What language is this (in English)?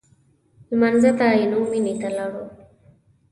Pashto